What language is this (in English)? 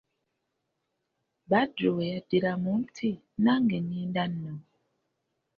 Ganda